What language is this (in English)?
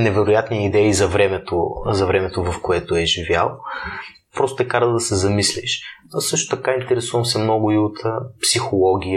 Bulgarian